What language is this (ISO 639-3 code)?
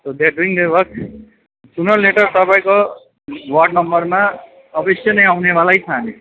nep